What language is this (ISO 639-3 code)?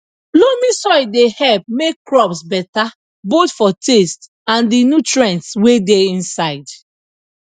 pcm